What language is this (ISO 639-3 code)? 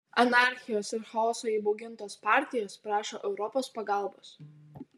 lit